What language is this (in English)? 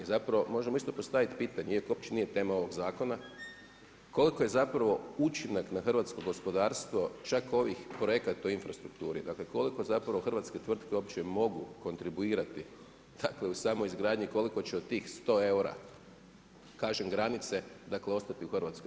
Croatian